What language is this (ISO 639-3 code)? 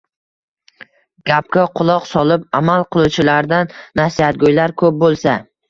uzb